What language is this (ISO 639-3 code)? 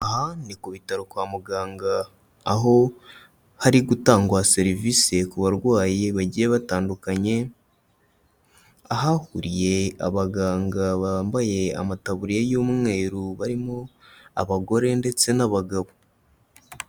kin